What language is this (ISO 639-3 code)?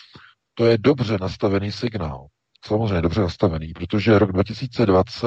ces